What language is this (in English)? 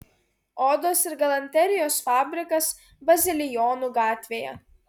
Lithuanian